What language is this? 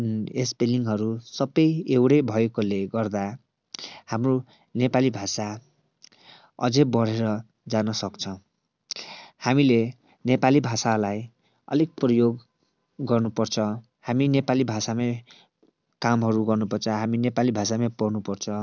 Nepali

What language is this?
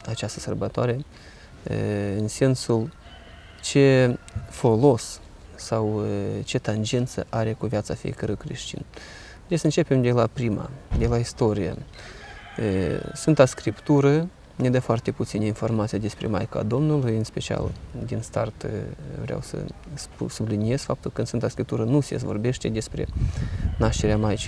Romanian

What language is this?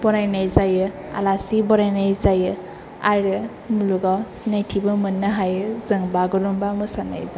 Bodo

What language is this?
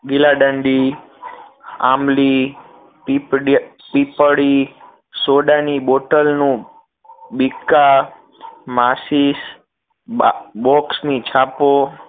Gujarati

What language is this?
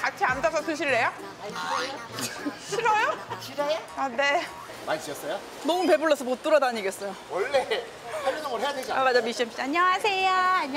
Korean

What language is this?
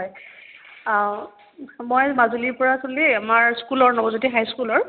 Assamese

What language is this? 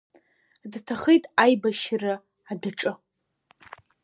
Abkhazian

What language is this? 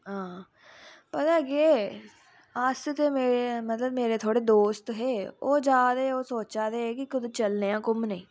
Dogri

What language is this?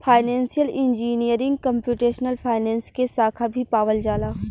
Bhojpuri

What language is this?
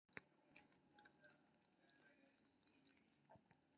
Maithili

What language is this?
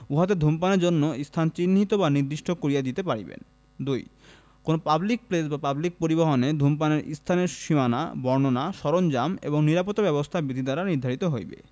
Bangla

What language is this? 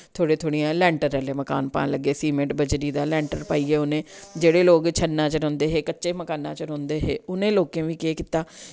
Dogri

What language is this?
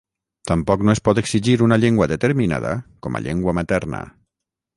Catalan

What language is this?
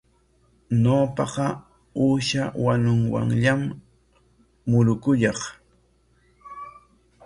Corongo Ancash Quechua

